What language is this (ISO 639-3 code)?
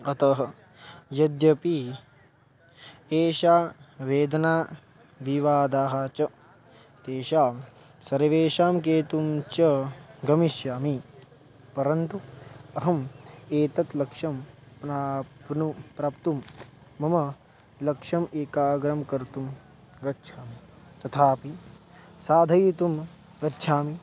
san